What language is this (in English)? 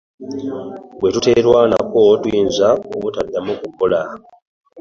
Ganda